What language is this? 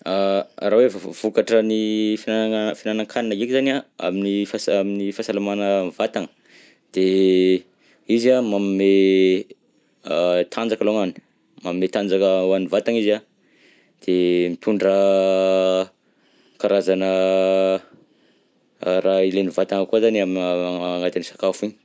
Southern Betsimisaraka Malagasy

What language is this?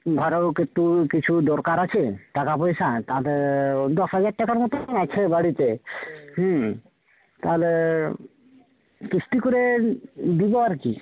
Bangla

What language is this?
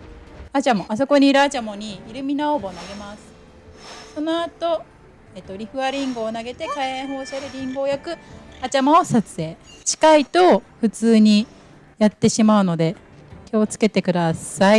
Japanese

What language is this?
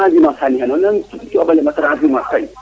Serer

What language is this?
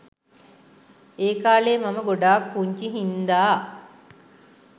Sinhala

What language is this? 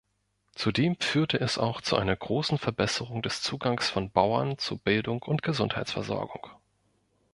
German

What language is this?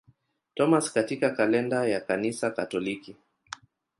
Swahili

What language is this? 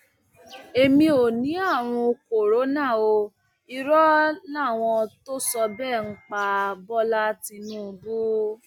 Yoruba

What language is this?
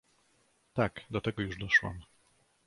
Polish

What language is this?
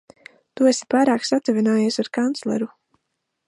Latvian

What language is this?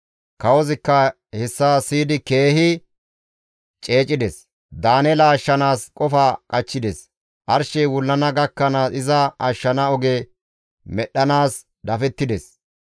Gamo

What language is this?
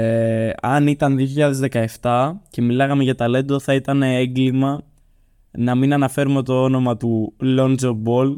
Greek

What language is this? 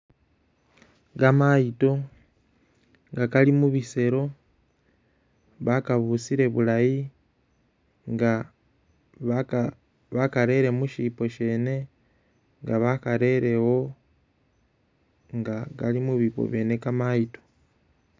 Masaaba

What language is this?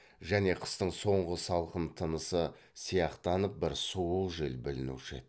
Kazakh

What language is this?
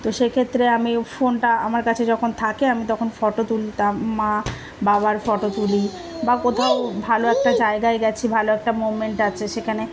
Bangla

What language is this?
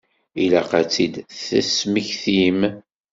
Kabyle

